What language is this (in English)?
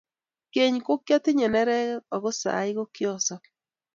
Kalenjin